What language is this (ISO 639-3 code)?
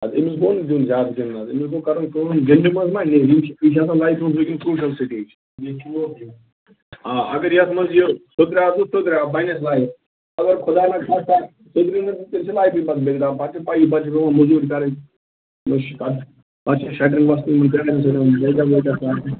kas